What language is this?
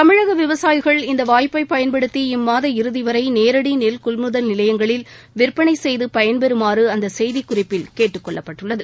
Tamil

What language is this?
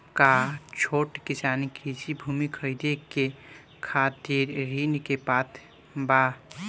Bhojpuri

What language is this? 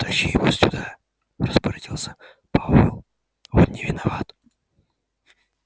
Russian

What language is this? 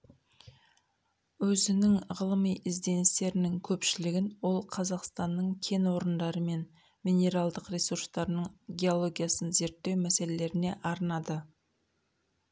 Kazakh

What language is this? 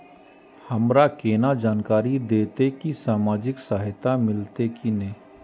Maithili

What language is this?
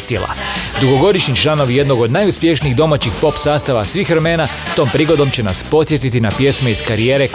Croatian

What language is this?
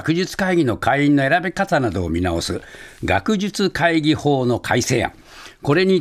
Japanese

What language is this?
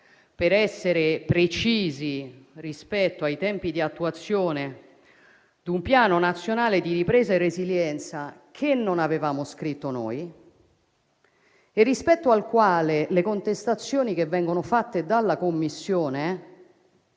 Italian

